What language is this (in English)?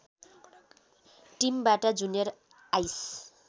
Nepali